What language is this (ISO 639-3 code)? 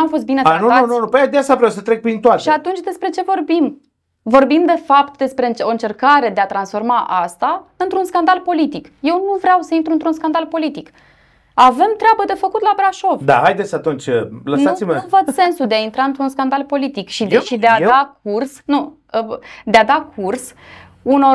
ron